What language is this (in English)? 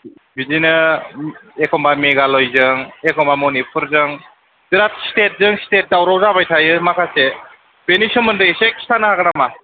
Bodo